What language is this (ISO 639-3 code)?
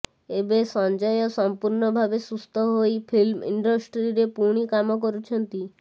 ori